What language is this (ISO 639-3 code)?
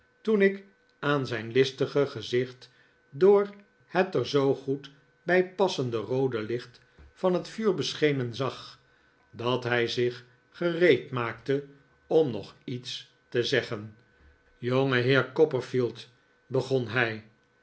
nld